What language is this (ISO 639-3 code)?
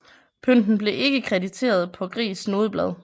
dan